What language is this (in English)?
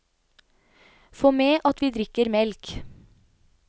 Norwegian